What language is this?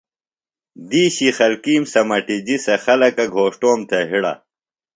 Phalura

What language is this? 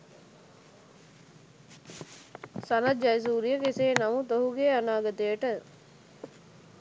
Sinhala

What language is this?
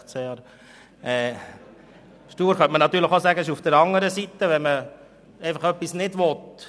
Swiss German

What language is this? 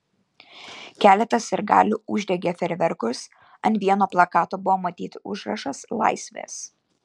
Lithuanian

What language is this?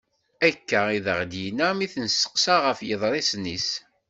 Kabyle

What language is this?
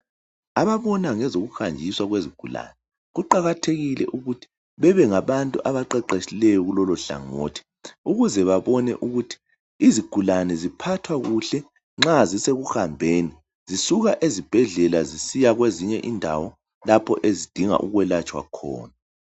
North Ndebele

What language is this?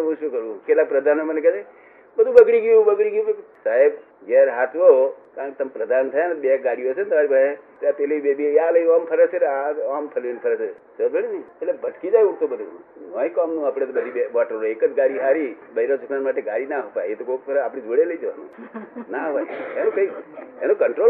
Gujarati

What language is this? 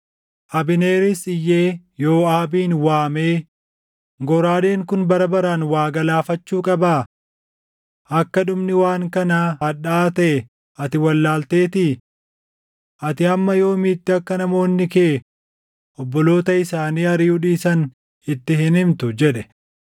Oromo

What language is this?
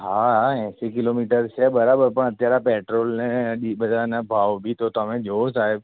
Gujarati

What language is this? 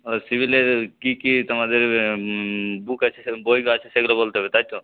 Bangla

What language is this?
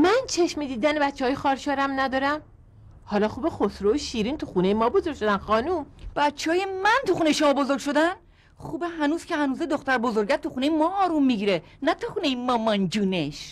Persian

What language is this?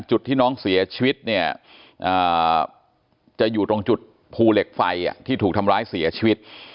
Thai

